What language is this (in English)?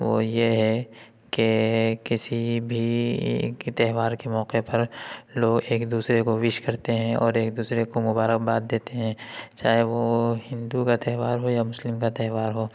Urdu